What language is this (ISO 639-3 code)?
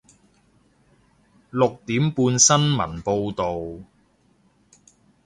yue